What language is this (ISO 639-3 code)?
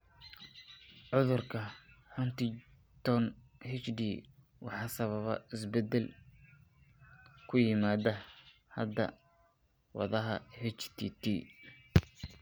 som